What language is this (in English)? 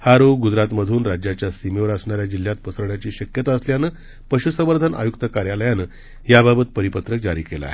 Marathi